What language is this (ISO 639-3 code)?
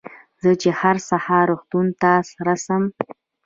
pus